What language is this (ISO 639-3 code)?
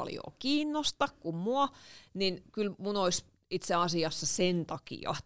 fin